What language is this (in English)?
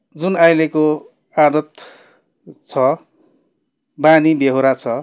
Nepali